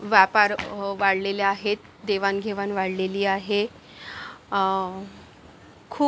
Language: Marathi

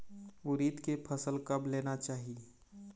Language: Chhattisgarhi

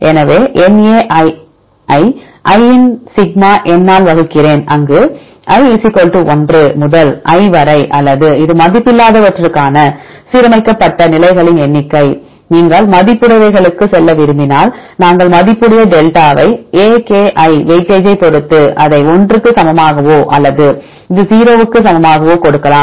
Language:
Tamil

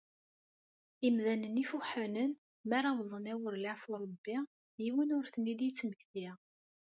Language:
Kabyle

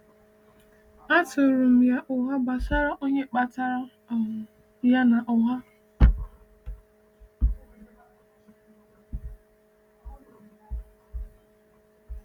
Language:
Igbo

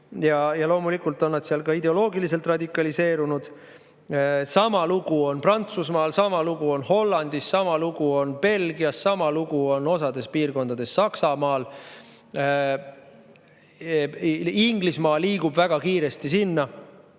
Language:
Estonian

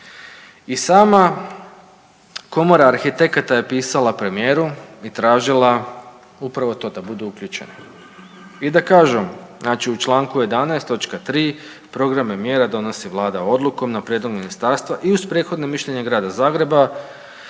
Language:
Croatian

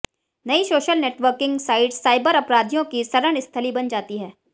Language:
Hindi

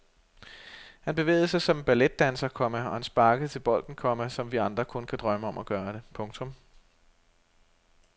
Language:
Danish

